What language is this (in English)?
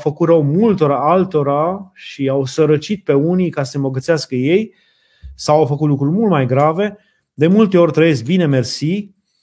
Romanian